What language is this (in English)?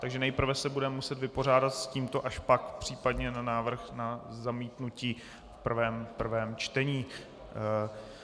Czech